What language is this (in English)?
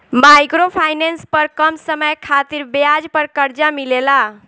Bhojpuri